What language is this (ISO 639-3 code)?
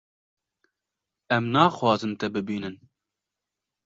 kur